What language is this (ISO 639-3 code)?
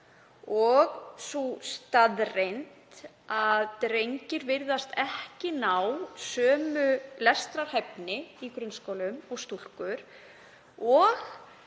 isl